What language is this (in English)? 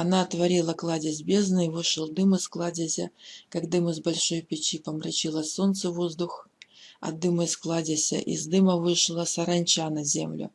Russian